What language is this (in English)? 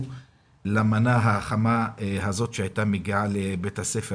Hebrew